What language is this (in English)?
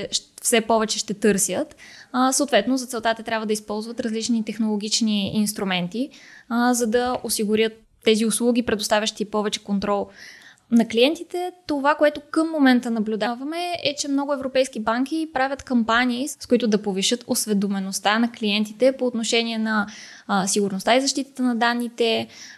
Bulgarian